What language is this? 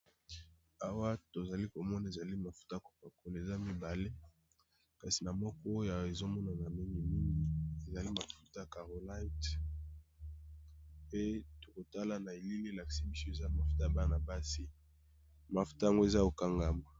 Lingala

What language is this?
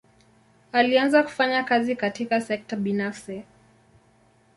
Swahili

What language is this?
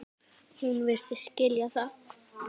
Icelandic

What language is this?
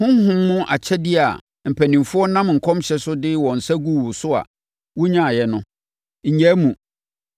Akan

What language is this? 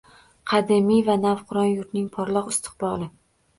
Uzbek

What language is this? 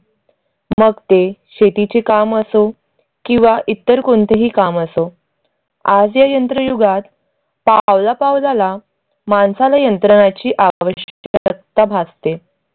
Marathi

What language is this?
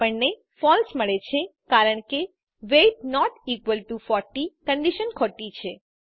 Gujarati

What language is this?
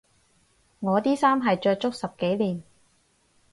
Cantonese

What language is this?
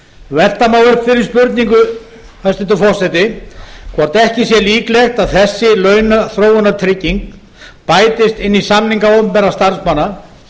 Icelandic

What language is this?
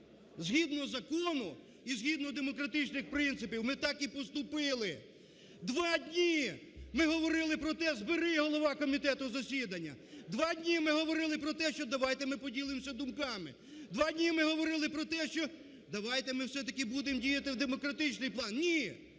Ukrainian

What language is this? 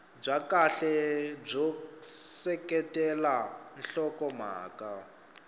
Tsonga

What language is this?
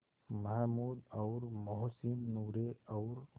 Hindi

